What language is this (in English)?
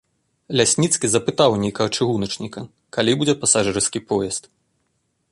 Belarusian